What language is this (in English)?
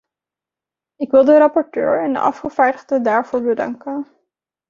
Dutch